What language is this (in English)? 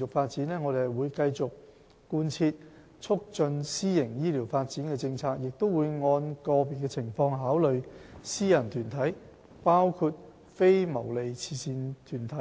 Cantonese